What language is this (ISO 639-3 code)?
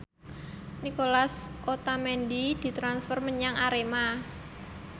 jav